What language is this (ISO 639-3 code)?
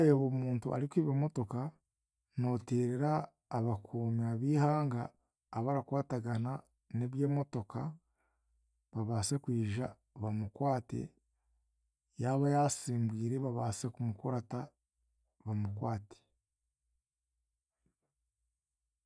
cgg